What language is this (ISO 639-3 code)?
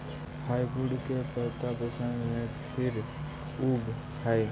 mag